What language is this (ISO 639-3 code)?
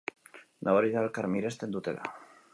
eus